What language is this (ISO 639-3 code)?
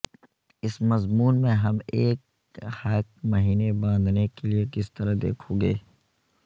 urd